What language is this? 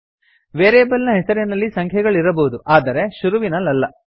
Kannada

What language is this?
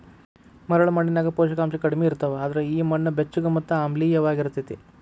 Kannada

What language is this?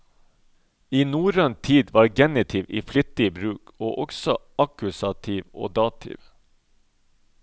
Norwegian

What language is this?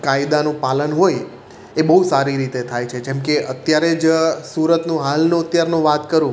Gujarati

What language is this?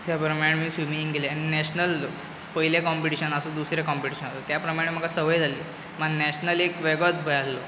Konkani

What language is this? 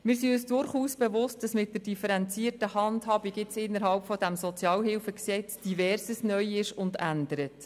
Swiss German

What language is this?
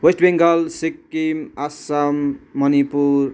Nepali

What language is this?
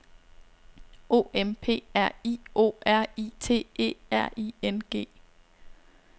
Danish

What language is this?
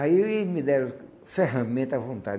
Portuguese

